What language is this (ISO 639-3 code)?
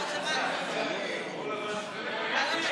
heb